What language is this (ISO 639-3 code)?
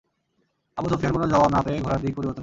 ben